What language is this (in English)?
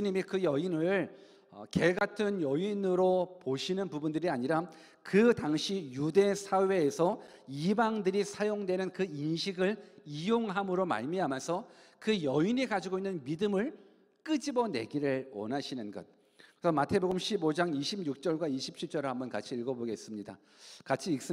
Korean